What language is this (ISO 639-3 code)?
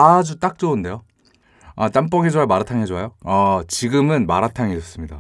kor